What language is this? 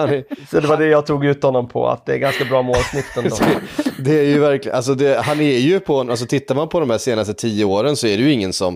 Swedish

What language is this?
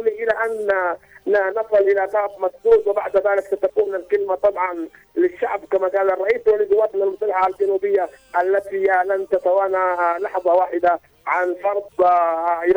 Arabic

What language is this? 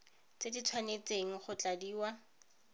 Tswana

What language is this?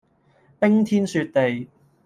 Cantonese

